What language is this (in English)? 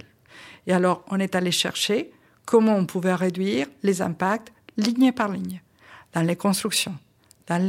French